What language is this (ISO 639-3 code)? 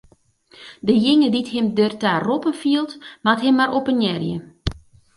fry